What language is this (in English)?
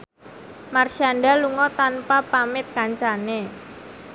Javanese